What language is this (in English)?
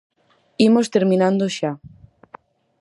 Galician